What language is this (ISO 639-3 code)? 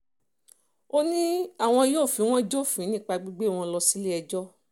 yor